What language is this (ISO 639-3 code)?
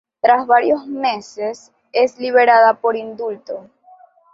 spa